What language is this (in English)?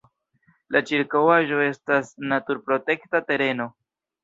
Esperanto